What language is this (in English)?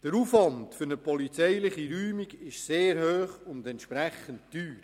Swiss German